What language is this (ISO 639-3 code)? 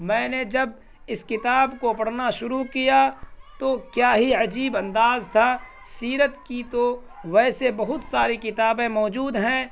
urd